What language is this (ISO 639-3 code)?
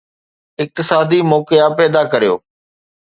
snd